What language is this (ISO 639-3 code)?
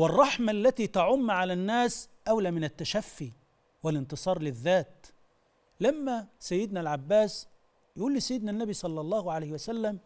ara